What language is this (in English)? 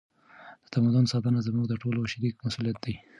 Pashto